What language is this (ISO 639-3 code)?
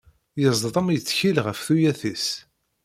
kab